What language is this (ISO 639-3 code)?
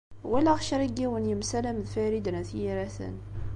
kab